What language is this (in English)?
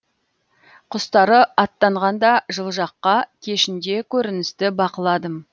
Kazakh